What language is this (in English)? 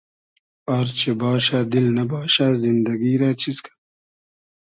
Hazaragi